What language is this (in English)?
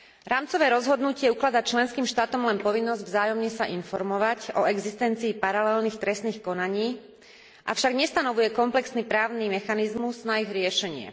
Slovak